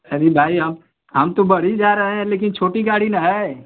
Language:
Hindi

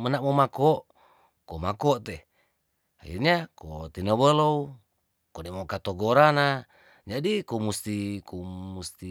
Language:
Tondano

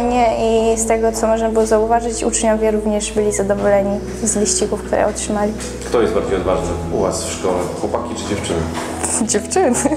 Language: Polish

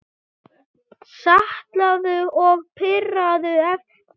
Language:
Icelandic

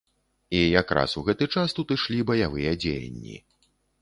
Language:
Belarusian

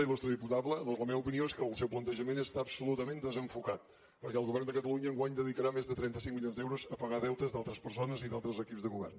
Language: Catalan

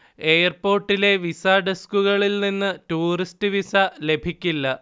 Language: Malayalam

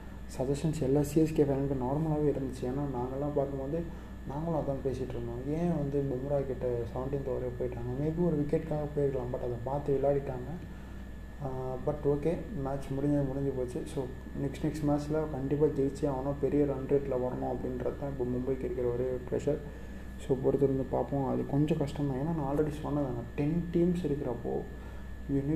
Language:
Tamil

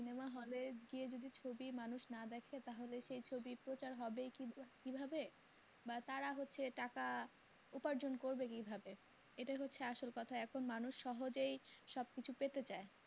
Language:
Bangla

